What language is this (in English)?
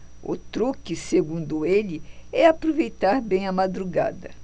Portuguese